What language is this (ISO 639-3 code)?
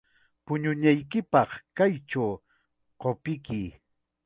qxa